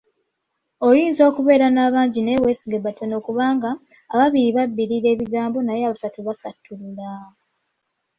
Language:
Ganda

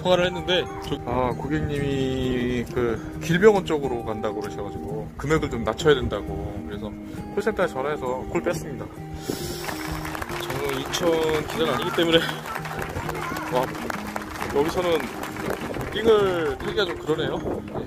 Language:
Korean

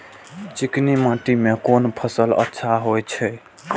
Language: Maithili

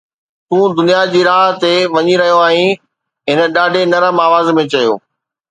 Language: Sindhi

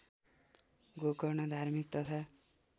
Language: Nepali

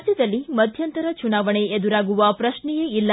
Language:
Kannada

